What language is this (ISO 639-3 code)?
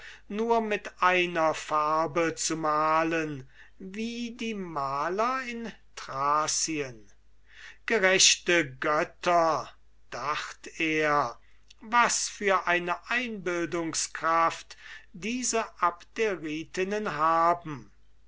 deu